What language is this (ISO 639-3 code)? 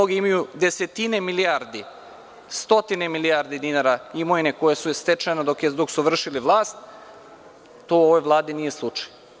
srp